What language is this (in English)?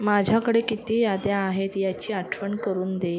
Marathi